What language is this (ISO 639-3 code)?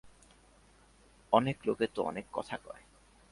ben